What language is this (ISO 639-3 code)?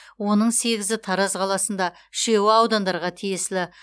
kaz